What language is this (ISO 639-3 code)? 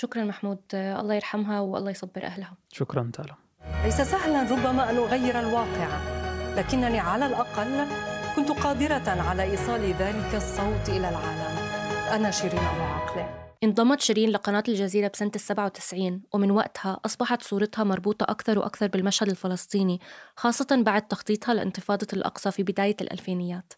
ara